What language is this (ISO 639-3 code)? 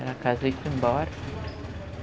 por